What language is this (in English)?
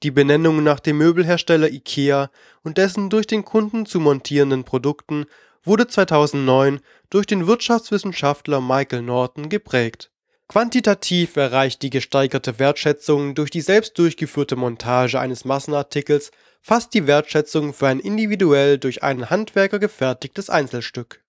German